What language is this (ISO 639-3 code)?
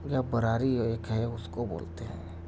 urd